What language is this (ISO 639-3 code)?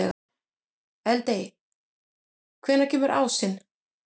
isl